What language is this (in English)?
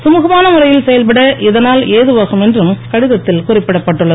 Tamil